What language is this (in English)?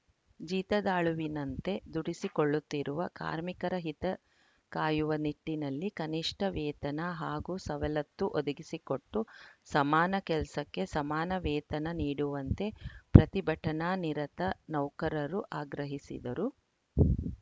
Kannada